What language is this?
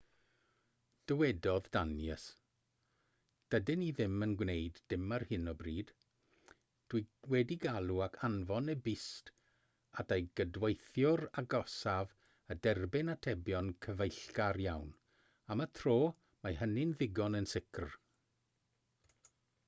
Welsh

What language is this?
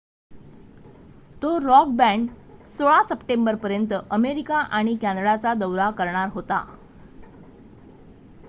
Marathi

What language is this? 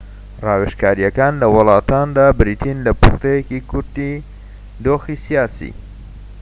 Central Kurdish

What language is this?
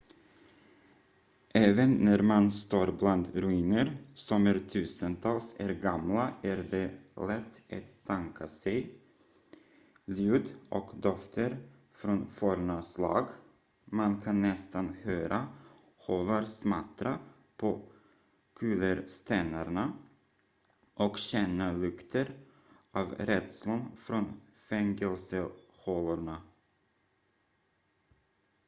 Swedish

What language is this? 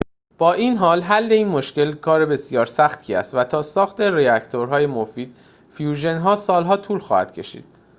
Persian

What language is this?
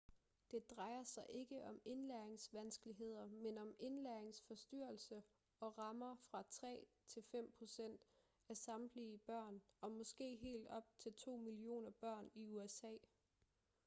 Danish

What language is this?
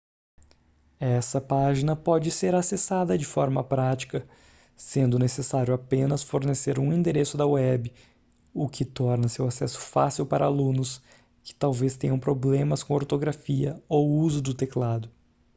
Portuguese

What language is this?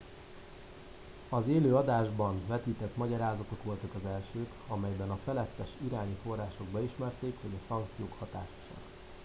Hungarian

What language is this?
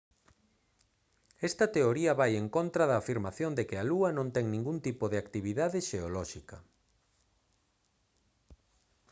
Galician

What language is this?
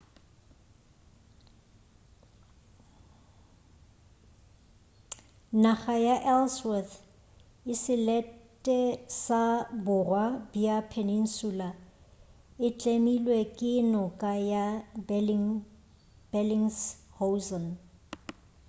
Northern Sotho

